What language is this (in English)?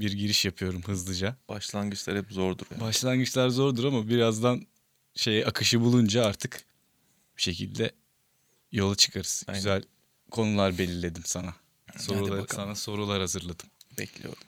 Turkish